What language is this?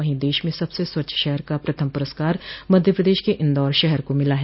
Hindi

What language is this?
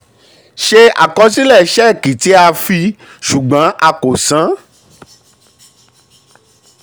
Yoruba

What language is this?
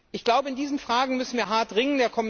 German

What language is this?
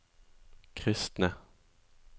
Norwegian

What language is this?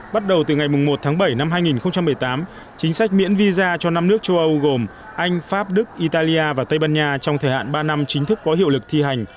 Vietnamese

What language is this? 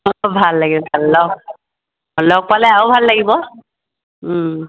Assamese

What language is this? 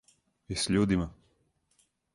Serbian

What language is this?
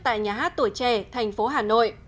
Vietnamese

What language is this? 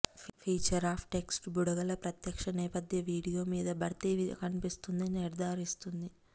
Telugu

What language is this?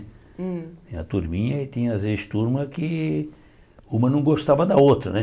Portuguese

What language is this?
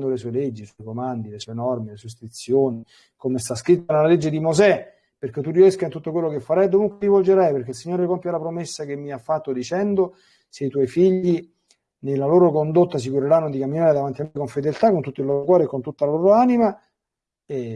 Italian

